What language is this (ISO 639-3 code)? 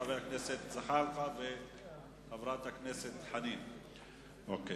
heb